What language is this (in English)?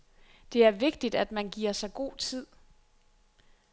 Danish